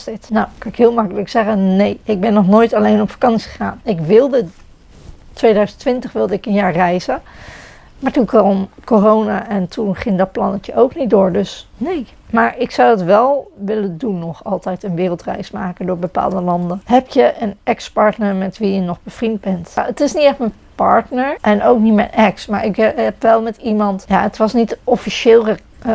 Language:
Dutch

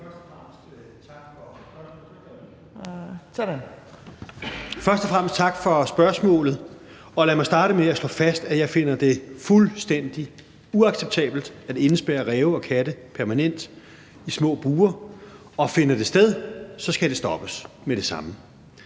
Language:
Danish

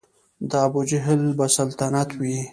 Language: Pashto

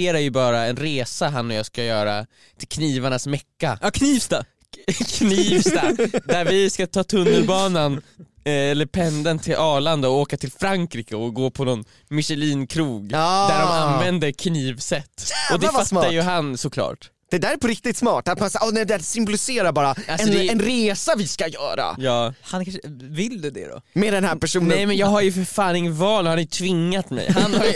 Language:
Swedish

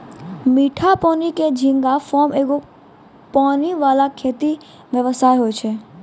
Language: Maithili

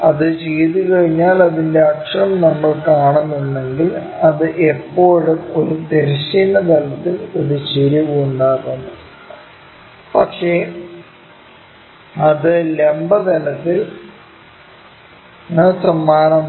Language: Malayalam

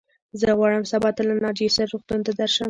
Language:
Pashto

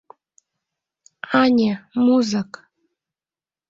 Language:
Mari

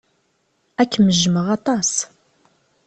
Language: Kabyle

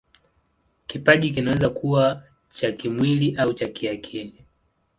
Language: Swahili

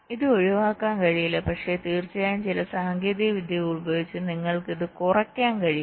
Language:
Malayalam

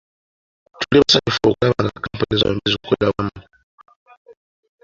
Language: Ganda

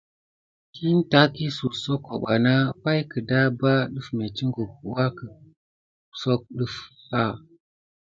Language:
Gidar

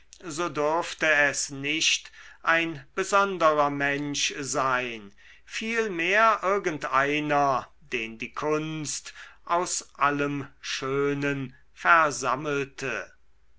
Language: German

